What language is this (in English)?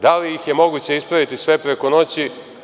Serbian